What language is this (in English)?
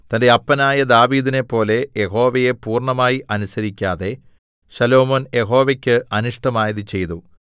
Malayalam